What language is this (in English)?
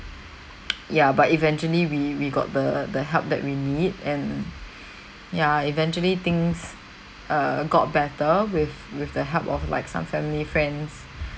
English